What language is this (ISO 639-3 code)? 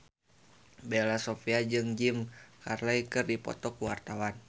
sun